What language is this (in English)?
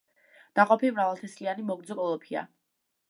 Georgian